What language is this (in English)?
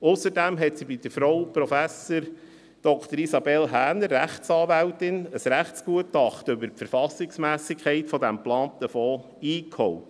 Swiss German